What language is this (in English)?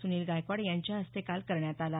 Marathi